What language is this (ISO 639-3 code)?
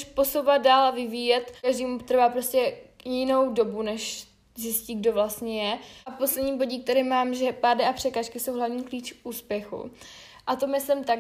ces